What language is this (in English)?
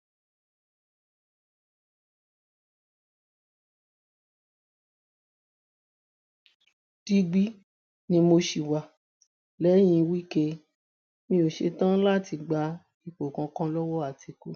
Yoruba